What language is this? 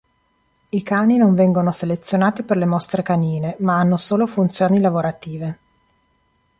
Italian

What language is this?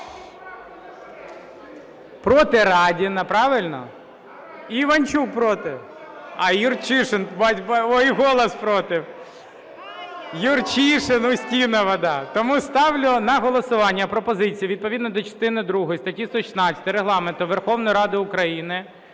Ukrainian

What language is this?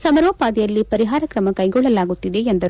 Kannada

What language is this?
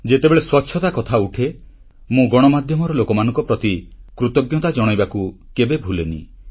Odia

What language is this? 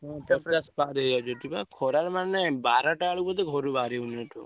Odia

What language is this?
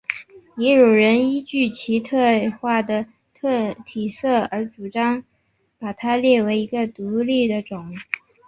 Chinese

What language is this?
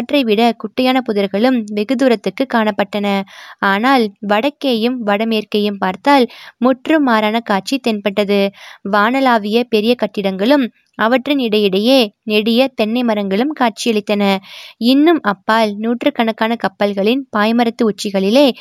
Tamil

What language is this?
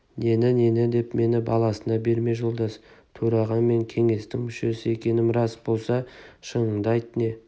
Kazakh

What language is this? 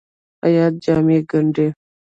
Pashto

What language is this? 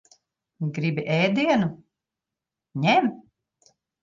Latvian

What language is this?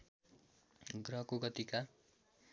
Nepali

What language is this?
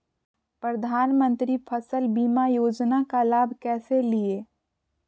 Magahi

